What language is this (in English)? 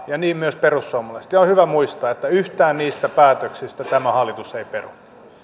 Finnish